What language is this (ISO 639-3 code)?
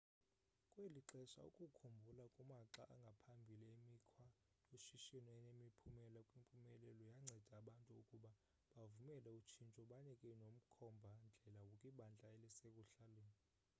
xho